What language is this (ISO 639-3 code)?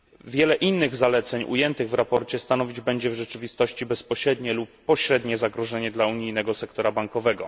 pol